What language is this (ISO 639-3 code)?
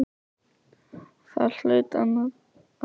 isl